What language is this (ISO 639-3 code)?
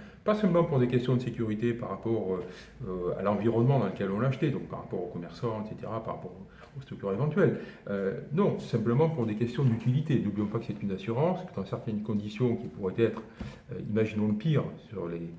fra